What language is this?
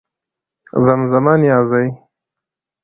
Pashto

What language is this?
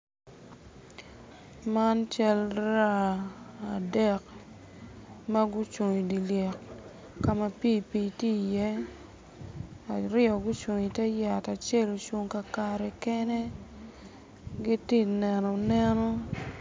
Acoli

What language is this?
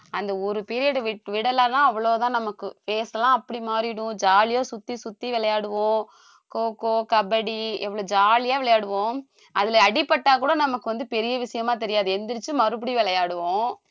Tamil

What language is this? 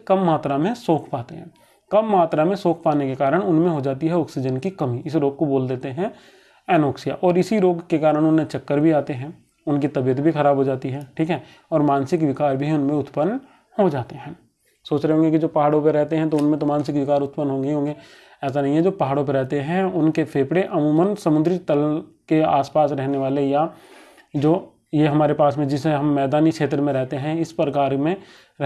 Hindi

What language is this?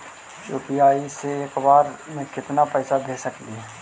Magahi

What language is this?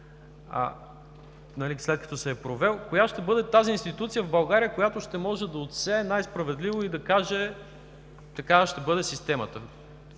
Bulgarian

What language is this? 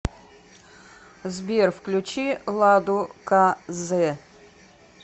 Russian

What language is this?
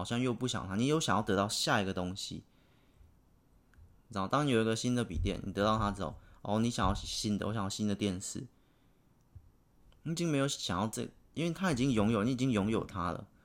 Chinese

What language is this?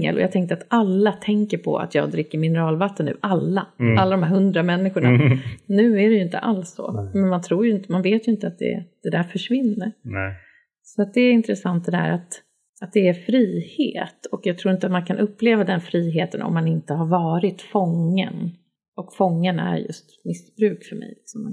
Swedish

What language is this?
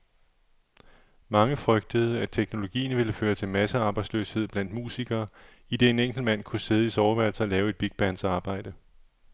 Danish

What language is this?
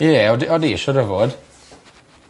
Welsh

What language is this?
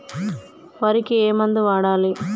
Telugu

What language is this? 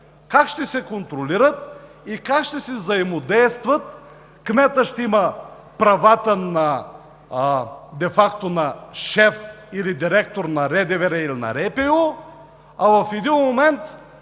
Bulgarian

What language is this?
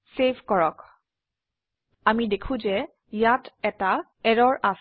Assamese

